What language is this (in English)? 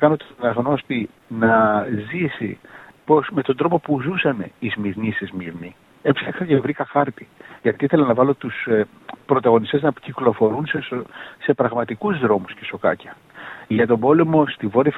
Greek